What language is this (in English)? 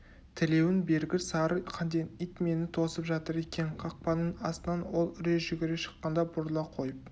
Kazakh